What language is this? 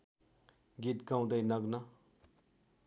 Nepali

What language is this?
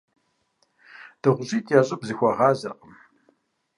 Kabardian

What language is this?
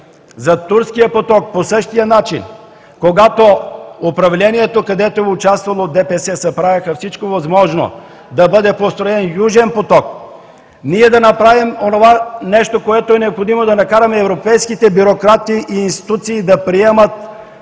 Bulgarian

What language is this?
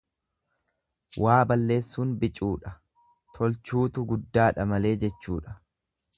Oromo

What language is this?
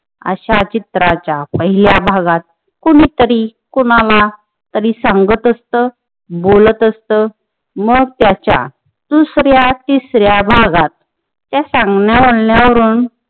Marathi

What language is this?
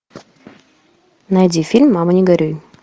Russian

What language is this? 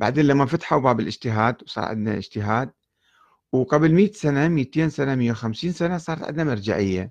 Arabic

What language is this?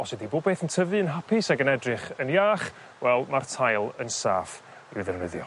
Welsh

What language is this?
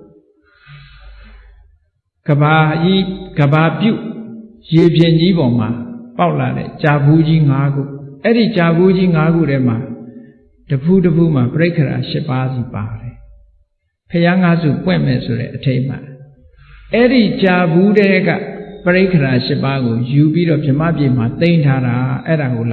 Vietnamese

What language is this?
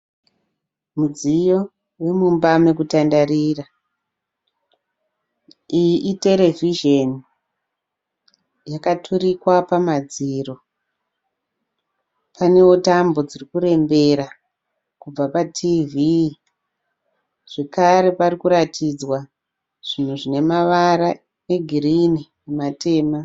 Shona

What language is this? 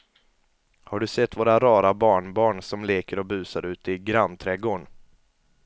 Swedish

